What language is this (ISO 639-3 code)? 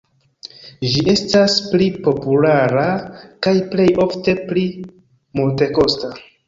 epo